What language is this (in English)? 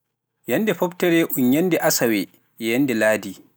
Pular